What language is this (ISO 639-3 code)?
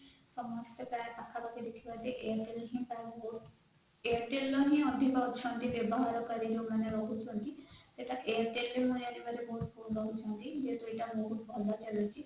ori